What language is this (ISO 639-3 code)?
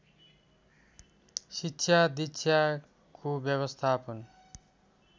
nep